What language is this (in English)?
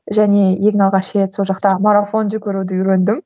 Kazakh